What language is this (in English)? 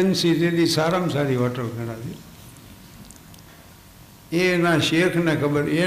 Gujarati